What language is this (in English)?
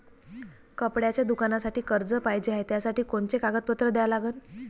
Marathi